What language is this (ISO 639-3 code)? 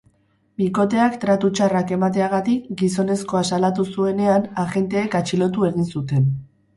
eus